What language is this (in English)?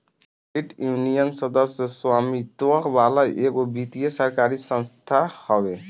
Bhojpuri